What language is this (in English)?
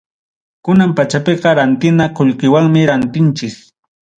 Ayacucho Quechua